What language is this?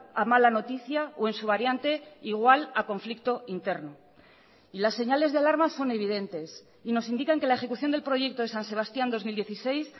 Spanish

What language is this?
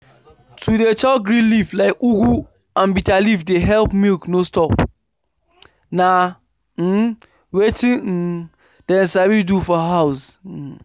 Nigerian Pidgin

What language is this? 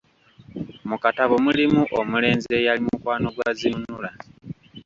Ganda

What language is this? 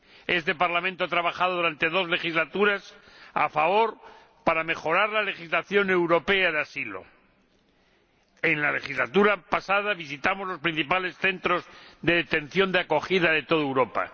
Spanish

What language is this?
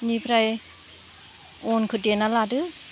Bodo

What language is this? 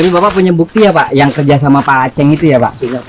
Indonesian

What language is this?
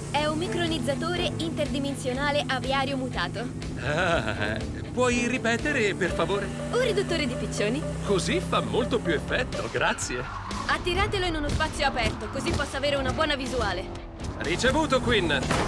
Italian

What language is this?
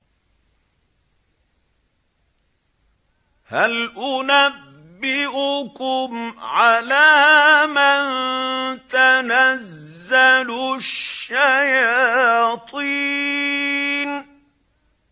Arabic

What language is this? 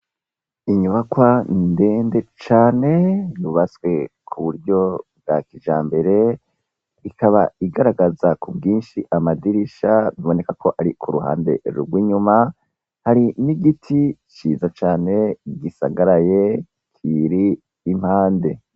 Rundi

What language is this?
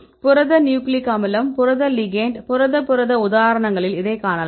Tamil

